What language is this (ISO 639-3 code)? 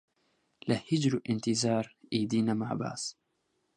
ckb